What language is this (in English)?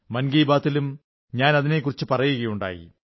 Malayalam